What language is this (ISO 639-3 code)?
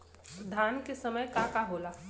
bho